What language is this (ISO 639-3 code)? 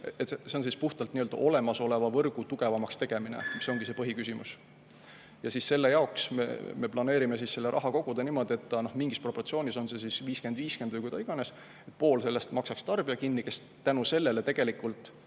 est